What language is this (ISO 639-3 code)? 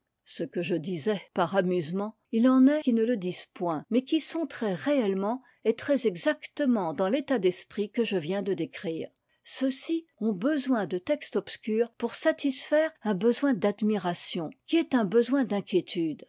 fra